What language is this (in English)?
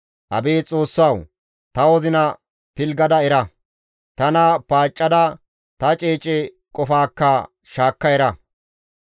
Gamo